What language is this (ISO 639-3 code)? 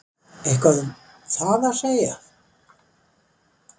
isl